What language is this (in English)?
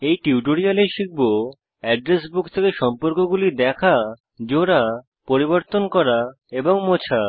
Bangla